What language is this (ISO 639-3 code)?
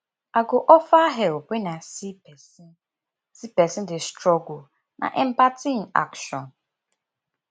pcm